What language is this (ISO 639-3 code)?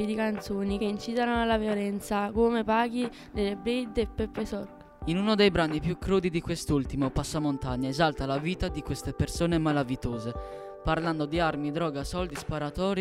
ita